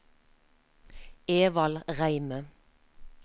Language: Norwegian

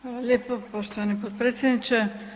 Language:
Croatian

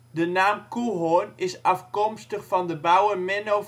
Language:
Dutch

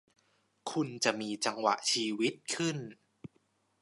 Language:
Thai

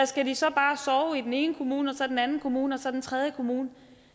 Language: Danish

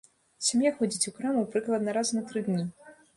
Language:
Belarusian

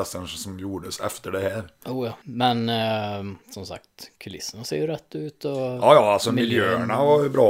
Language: Swedish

